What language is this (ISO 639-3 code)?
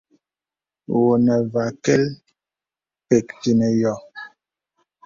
beb